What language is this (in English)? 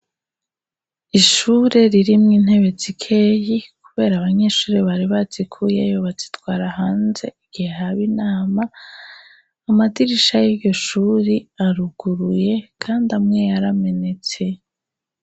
Rundi